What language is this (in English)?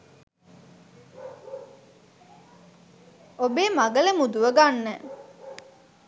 Sinhala